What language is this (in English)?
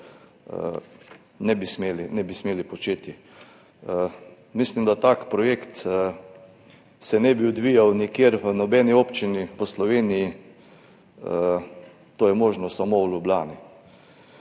Slovenian